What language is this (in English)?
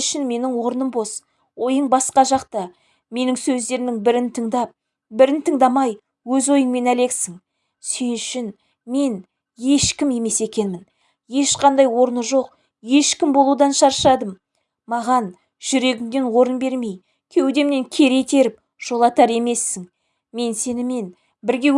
Turkish